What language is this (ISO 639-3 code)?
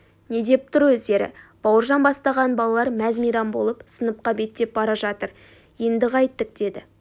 kaz